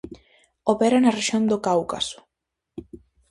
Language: Galician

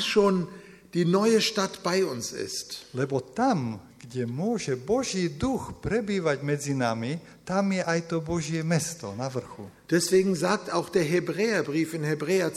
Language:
Slovak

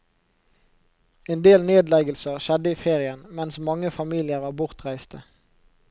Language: Norwegian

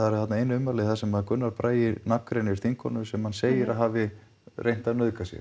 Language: Icelandic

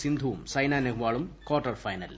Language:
Malayalam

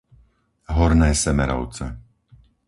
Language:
Slovak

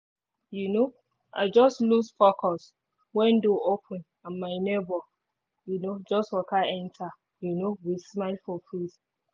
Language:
Nigerian Pidgin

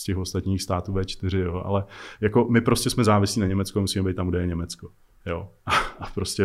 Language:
Czech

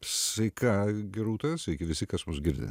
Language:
Lithuanian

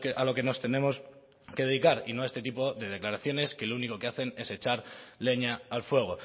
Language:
Spanish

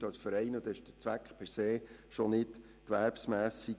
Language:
Swiss German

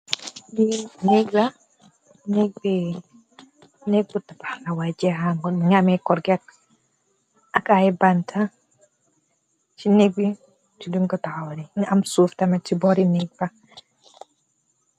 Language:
Wolof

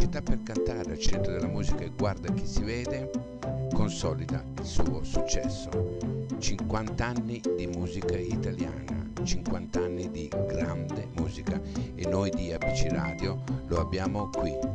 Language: Italian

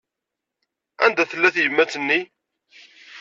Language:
Kabyle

